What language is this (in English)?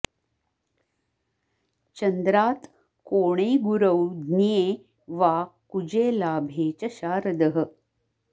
Sanskrit